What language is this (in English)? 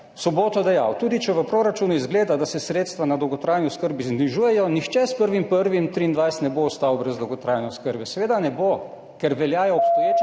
Slovenian